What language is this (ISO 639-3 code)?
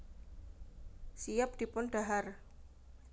jav